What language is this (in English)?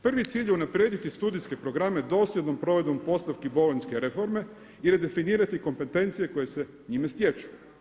Croatian